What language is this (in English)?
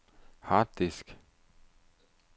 Danish